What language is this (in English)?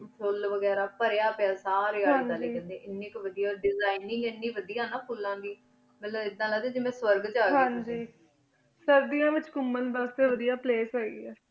Punjabi